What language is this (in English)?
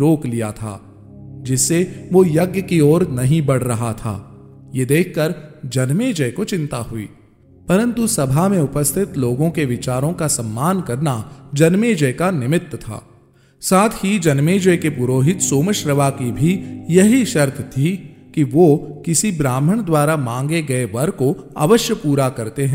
Hindi